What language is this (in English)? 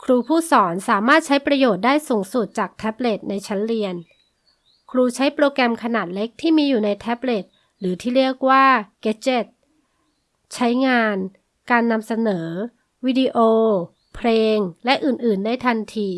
Thai